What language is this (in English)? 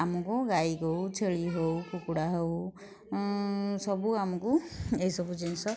Odia